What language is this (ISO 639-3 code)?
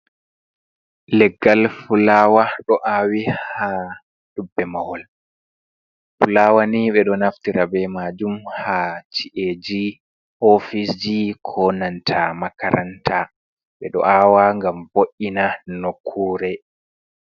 ful